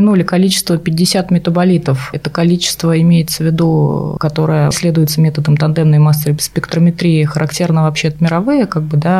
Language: Russian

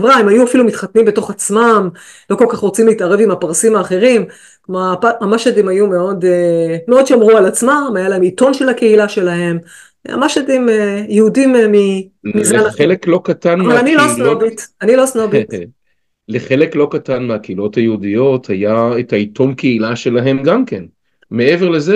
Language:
Hebrew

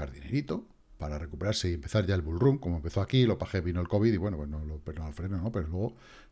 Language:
Spanish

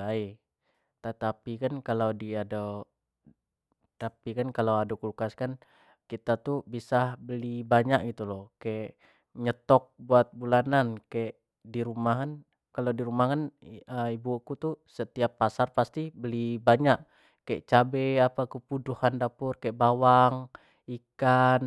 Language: Jambi Malay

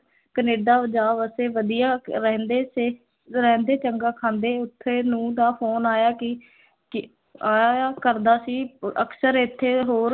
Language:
Punjabi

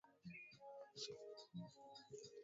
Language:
Swahili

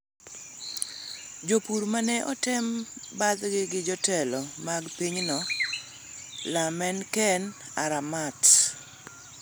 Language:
Luo (Kenya and Tanzania)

